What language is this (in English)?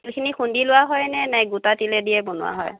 Assamese